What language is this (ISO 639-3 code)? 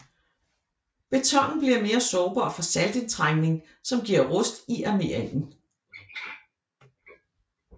dan